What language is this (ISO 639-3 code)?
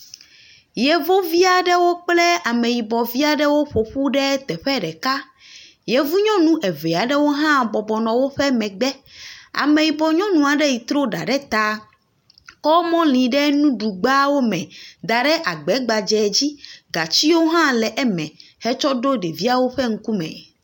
ewe